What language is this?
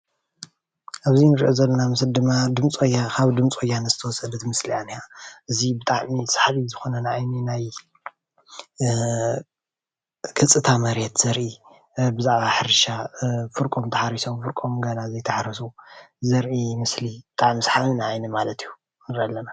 Tigrinya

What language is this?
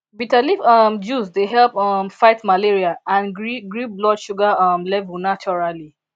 Nigerian Pidgin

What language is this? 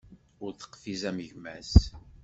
Kabyle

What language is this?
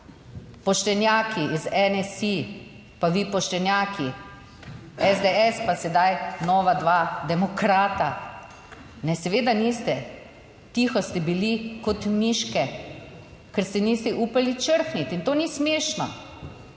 Slovenian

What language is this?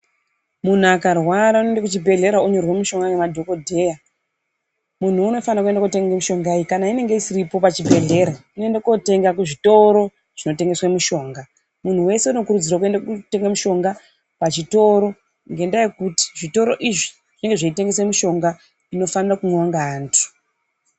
Ndau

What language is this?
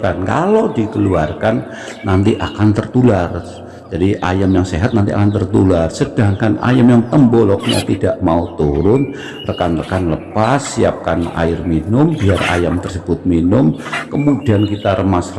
Indonesian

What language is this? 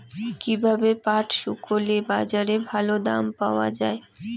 Bangla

